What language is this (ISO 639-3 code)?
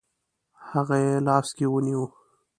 pus